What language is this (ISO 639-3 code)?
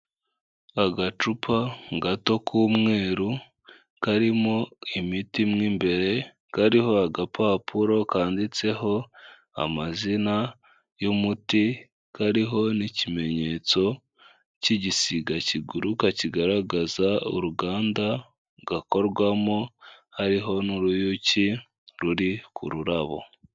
kin